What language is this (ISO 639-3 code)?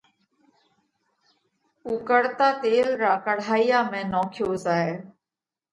kvx